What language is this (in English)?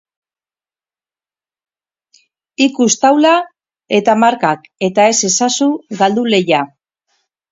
Basque